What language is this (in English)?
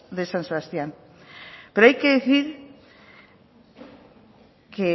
Spanish